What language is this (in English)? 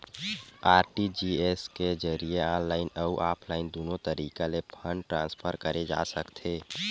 Chhattisgarhi